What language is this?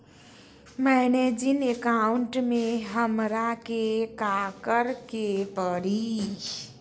Magahi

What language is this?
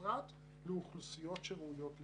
Hebrew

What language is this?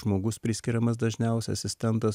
Lithuanian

